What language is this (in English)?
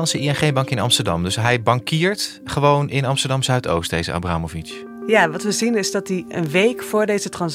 Dutch